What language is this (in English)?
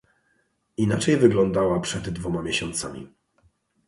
Polish